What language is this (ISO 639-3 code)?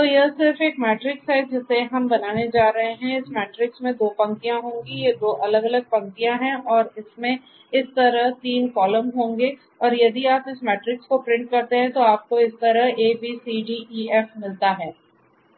hin